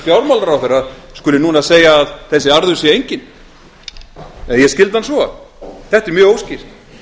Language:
Icelandic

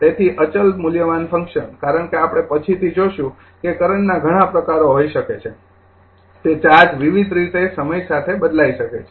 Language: Gujarati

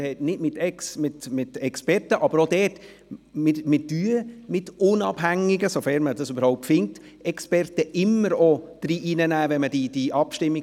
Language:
Swiss German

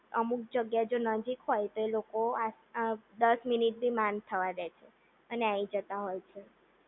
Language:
Gujarati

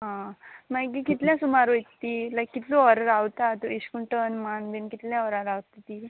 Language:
Konkani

